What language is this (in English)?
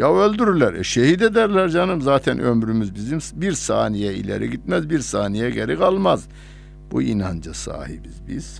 Turkish